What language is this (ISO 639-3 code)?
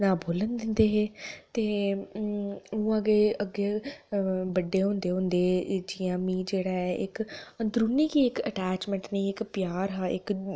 doi